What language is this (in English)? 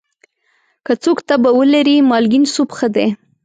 Pashto